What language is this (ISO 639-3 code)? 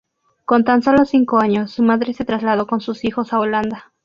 spa